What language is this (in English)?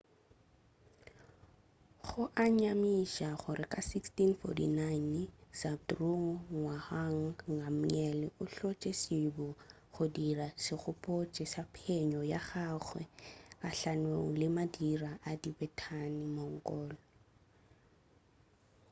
Northern Sotho